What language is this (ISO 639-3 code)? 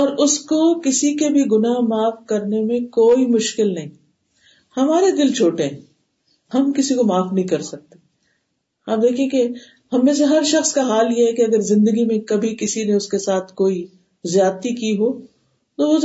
urd